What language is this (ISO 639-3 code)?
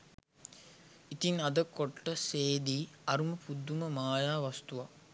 sin